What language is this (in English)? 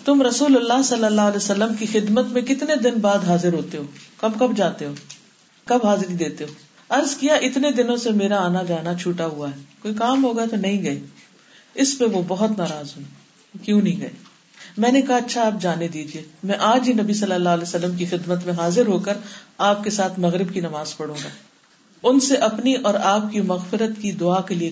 Urdu